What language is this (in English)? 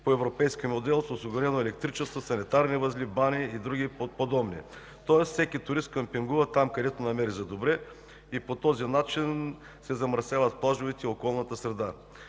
Bulgarian